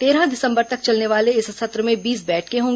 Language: Hindi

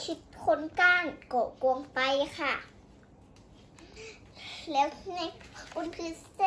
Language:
Thai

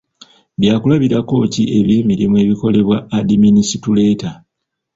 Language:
Ganda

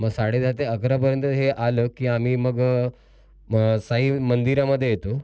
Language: Marathi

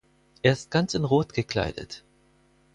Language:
German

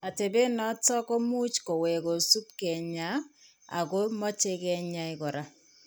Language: Kalenjin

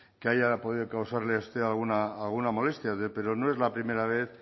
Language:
Spanish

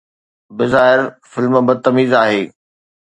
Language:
Sindhi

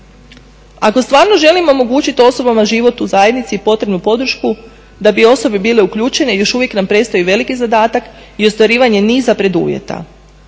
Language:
Croatian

